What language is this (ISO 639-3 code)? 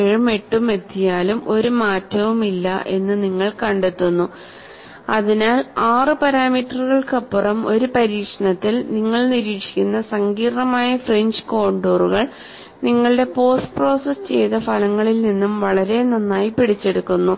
mal